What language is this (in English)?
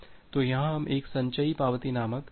Hindi